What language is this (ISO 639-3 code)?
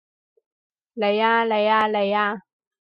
yue